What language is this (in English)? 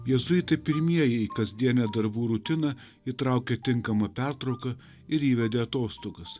Lithuanian